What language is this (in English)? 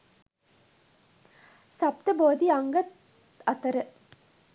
Sinhala